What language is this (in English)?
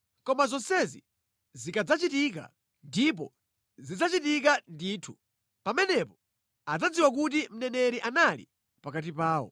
Nyanja